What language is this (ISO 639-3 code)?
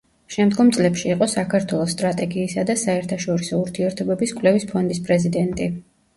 kat